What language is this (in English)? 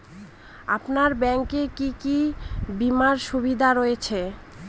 Bangla